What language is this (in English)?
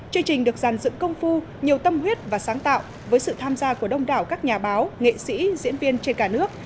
Vietnamese